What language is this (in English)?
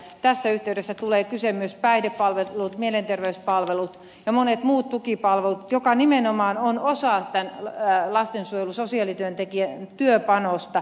Finnish